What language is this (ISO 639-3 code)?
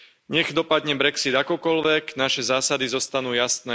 slk